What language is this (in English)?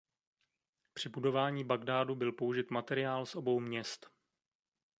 Czech